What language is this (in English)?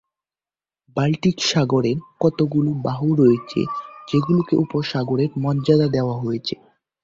Bangla